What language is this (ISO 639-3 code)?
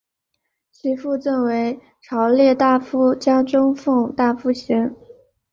zho